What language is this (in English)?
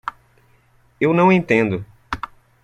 Portuguese